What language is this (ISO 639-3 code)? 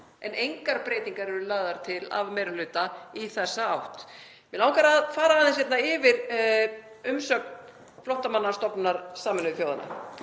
isl